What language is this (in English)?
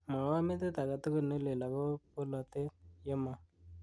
Kalenjin